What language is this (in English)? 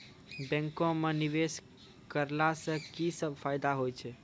Maithili